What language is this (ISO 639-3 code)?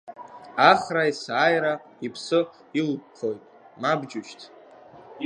abk